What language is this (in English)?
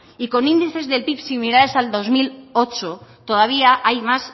Spanish